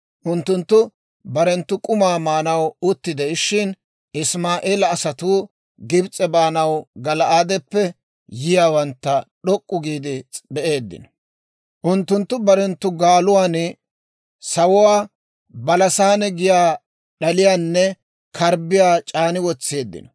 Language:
Dawro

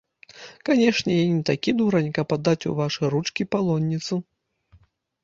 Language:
Belarusian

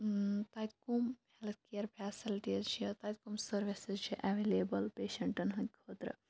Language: Kashmiri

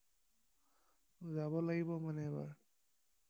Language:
Assamese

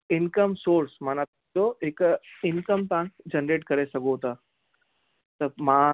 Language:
Sindhi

